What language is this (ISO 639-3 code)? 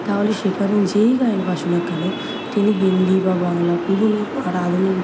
ben